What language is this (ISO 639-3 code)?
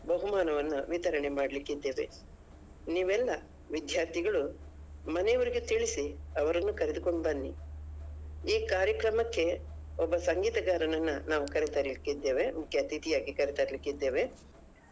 kan